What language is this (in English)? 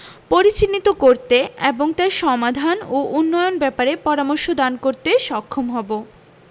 Bangla